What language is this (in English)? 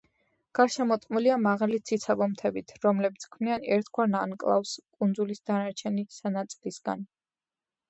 Georgian